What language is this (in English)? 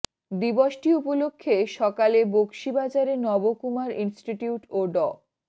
Bangla